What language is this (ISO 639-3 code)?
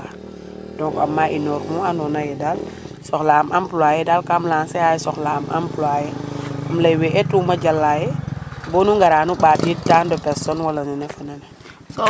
srr